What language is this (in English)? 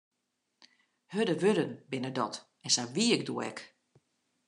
Western Frisian